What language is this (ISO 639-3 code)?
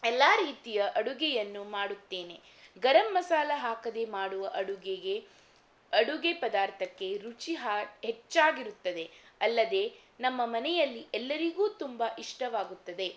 kan